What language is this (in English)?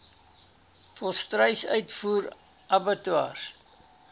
Afrikaans